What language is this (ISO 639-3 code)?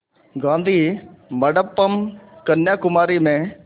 hin